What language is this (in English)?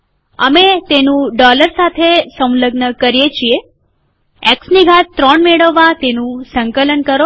Gujarati